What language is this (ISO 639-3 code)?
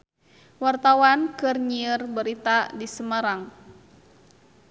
sun